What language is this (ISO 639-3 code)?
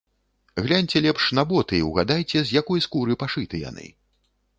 bel